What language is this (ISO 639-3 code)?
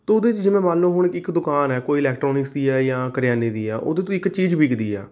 pan